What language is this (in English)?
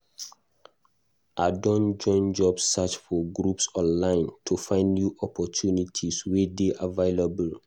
Nigerian Pidgin